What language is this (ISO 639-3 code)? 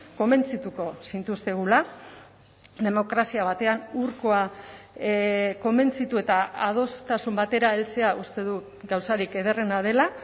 eus